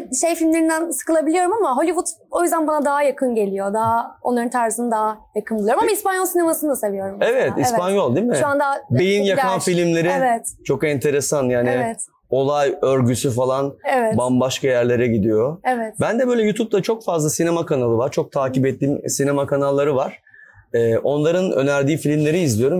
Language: Turkish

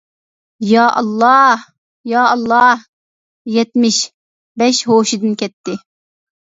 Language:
Uyghur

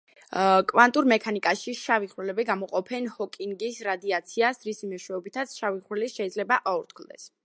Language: Georgian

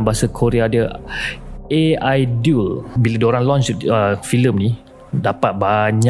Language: Malay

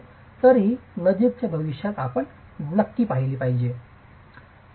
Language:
Marathi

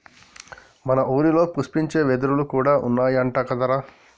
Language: Telugu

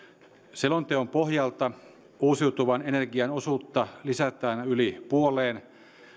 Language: Finnish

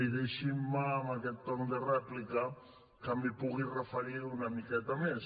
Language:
Catalan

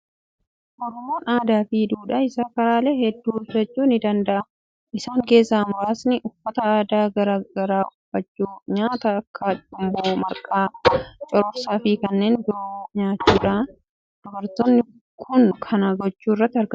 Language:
Oromo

